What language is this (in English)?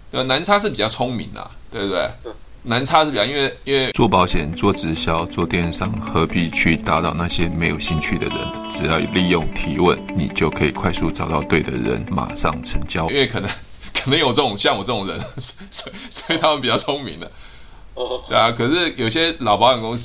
Chinese